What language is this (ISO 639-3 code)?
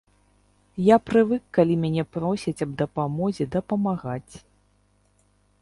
bel